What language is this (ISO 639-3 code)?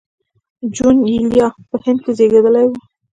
pus